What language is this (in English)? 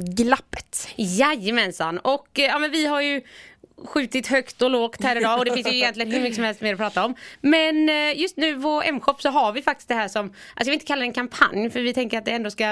Swedish